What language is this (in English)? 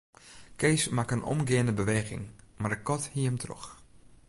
Western Frisian